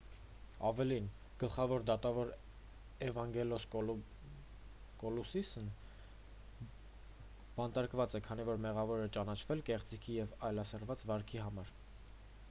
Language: Armenian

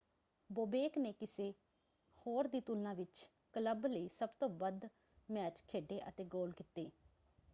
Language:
Punjabi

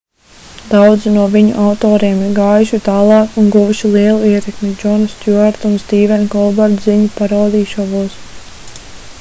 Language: Latvian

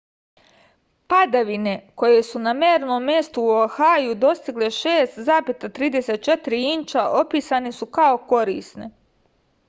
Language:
Serbian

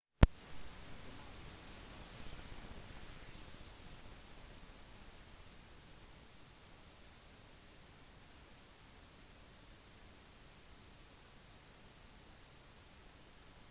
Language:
Norwegian Bokmål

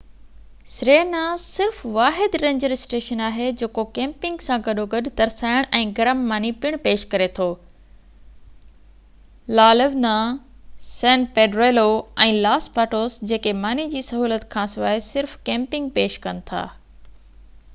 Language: Sindhi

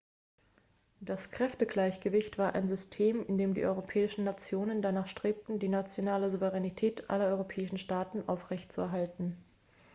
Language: German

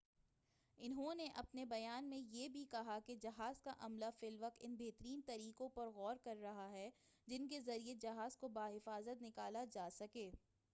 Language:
Urdu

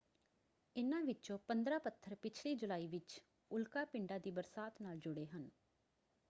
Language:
Punjabi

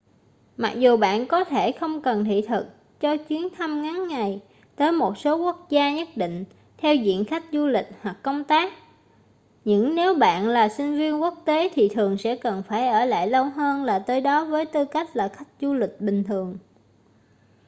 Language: Vietnamese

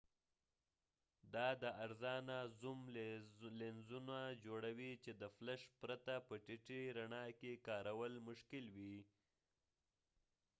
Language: Pashto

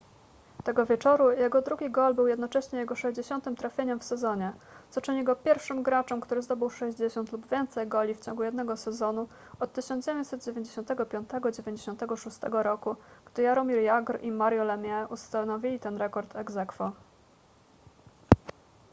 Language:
Polish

